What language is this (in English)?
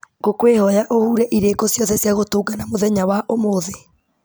Kikuyu